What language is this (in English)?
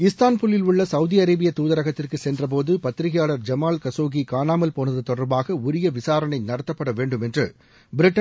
Tamil